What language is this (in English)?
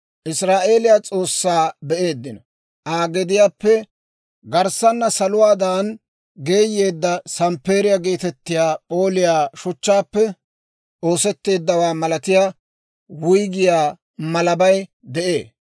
Dawro